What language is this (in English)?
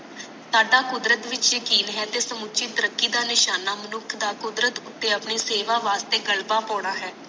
Punjabi